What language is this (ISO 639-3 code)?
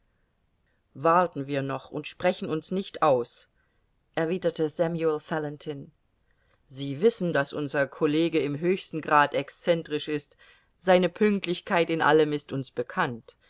deu